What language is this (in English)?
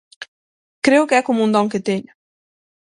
Galician